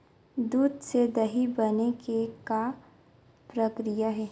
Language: Chhattisgarhi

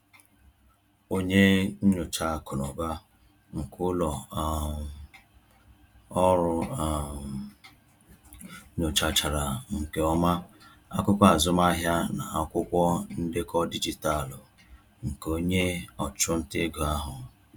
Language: Igbo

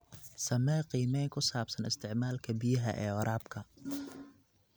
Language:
Somali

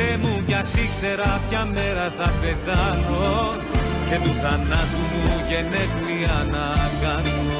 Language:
Greek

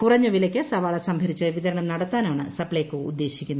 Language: Malayalam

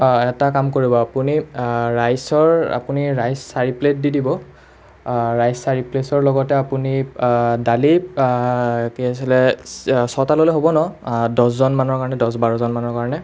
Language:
Assamese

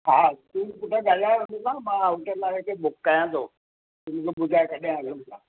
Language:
Sindhi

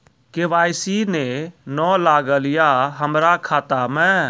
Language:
Maithili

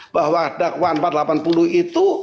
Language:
Indonesian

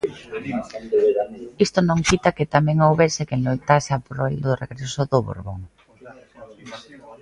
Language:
Galician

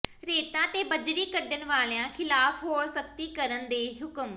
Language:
Punjabi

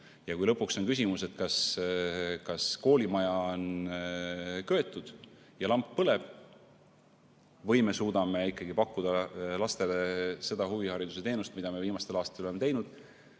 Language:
Estonian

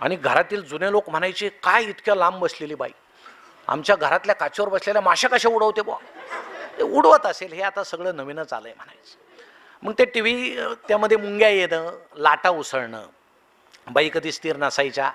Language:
Marathi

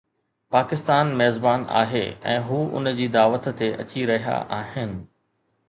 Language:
Sindhi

